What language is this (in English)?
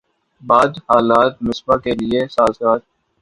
Urdu